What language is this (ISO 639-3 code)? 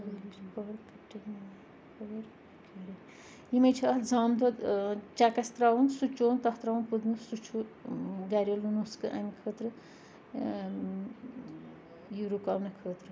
kas